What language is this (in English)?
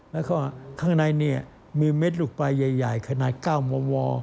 Thai